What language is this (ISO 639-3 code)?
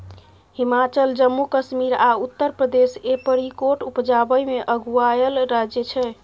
mai